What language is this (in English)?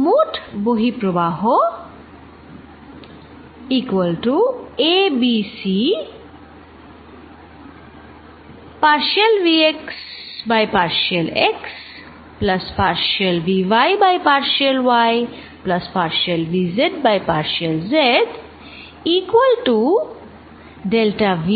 Bangla